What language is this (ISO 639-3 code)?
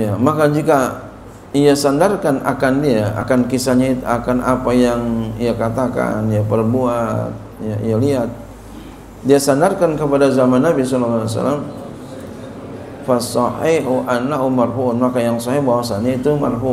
ind